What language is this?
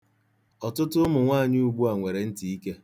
Igbo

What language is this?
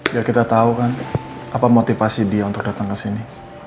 Indonesian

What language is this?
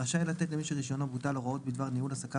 Hebrew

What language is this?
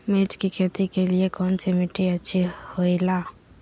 Magahi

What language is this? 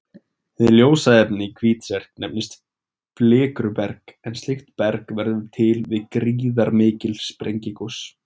Icelandic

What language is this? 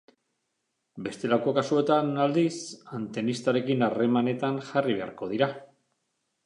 Basque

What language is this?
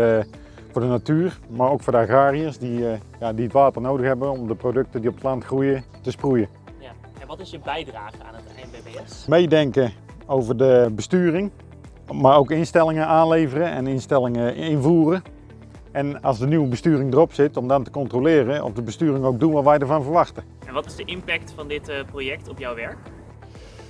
Dutch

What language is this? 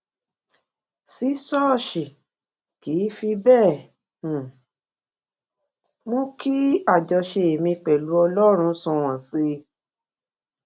Yoruba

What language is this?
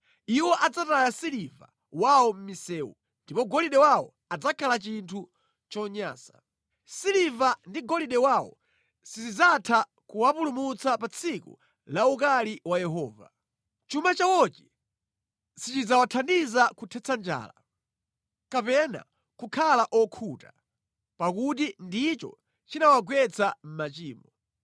Nyanja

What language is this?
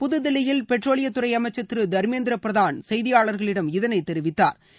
Tamil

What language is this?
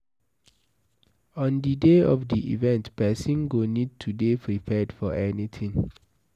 Nigerian Pidgin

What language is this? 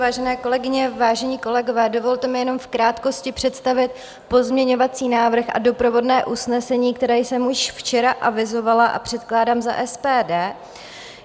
Czech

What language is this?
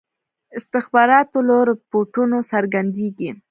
Pashto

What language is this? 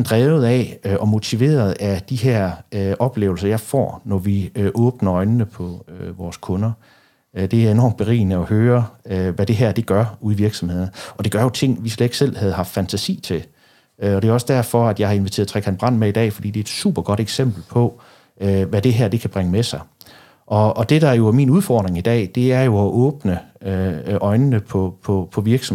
Danish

